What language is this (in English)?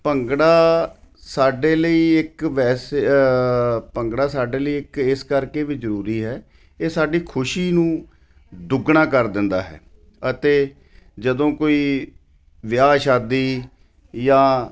Punjabi